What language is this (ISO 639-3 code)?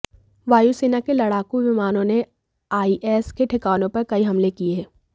hin